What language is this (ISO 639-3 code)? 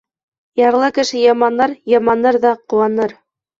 bak